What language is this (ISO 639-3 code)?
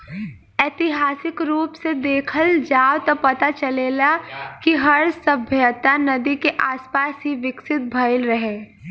bho